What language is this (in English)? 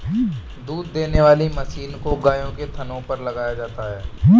Hindi